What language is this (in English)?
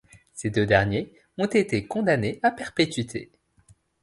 French